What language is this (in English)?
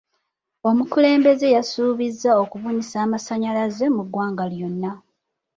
Ganda